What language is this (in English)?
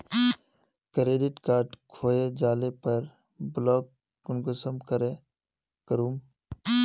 Magahi